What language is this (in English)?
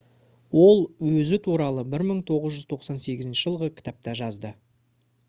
Kazakh